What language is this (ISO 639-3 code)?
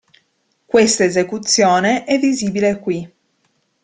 ita